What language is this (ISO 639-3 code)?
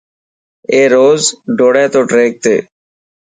mki